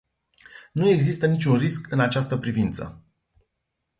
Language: Romanian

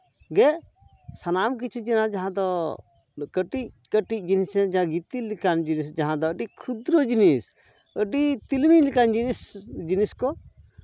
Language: Santali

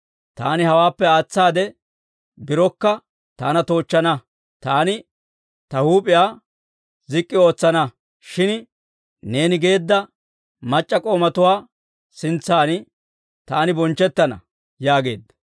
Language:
Dawro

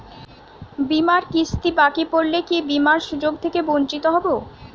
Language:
Bangla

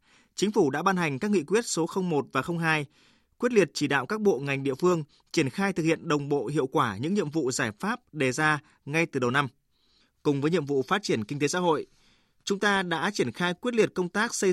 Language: Vietnamese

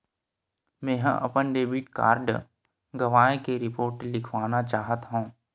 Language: Chhattisgarhi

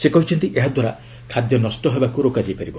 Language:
Odia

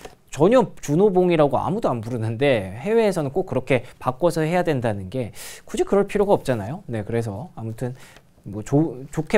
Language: Korean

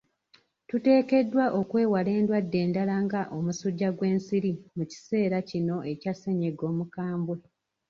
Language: Ganda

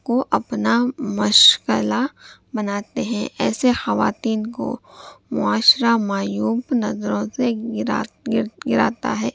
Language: Urdu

